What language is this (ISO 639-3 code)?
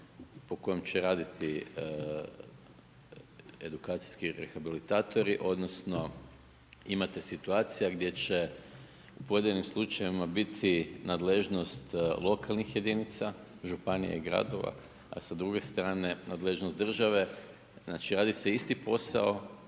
hrv